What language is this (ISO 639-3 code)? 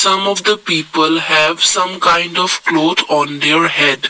eng